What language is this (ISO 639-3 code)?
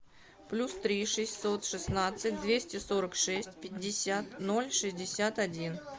rus